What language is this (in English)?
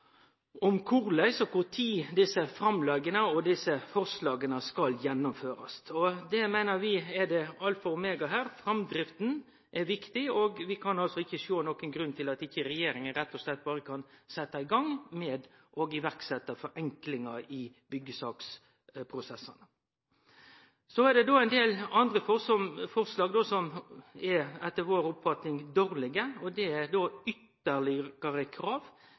Norwegian Nynorsk